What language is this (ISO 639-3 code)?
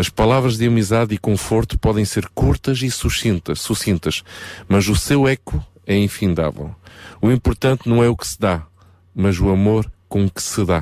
por